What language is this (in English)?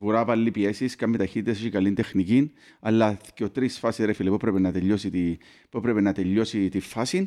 Greek